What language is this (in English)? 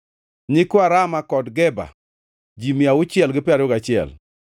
Luo (Kenya and Tanzania)